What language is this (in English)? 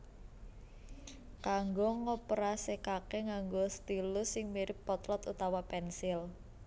Javanese